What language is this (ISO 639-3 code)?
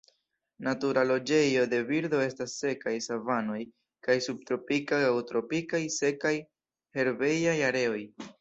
epo